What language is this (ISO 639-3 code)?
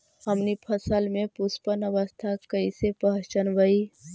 mag